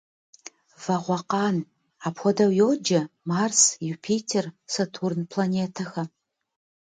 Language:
Kabardian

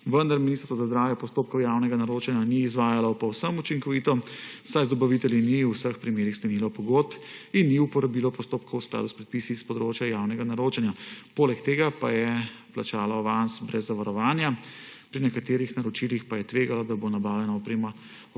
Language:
Slovenian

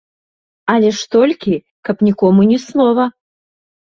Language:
Belarusian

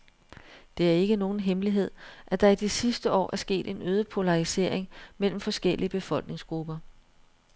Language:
Danish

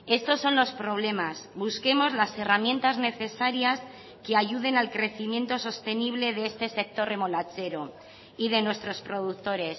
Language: Spanish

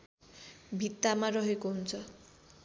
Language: Nepali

